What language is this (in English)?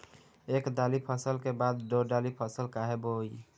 Bhojpuri